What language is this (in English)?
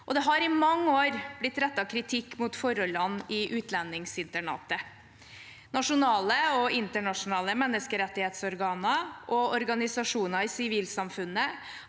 Norwegian